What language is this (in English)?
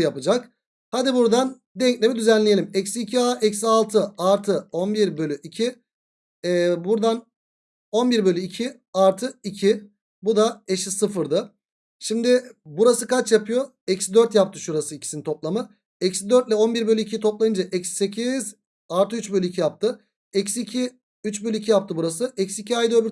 Turkish